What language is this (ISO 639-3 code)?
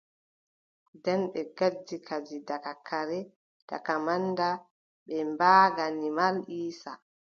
fub